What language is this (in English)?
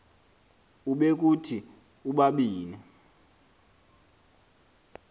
Xhosa